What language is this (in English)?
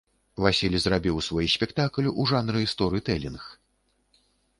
Belarusian